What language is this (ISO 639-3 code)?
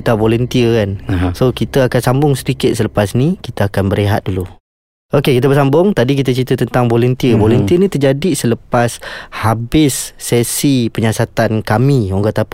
msa